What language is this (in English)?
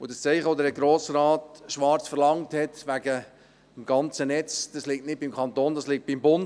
Swiss German